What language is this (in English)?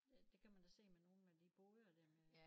Danish